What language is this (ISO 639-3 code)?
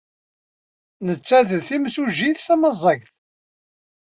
kab